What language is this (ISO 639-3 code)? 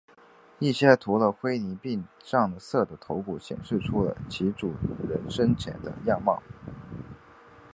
zho